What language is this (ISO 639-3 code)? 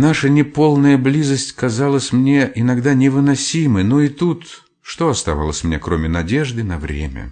rus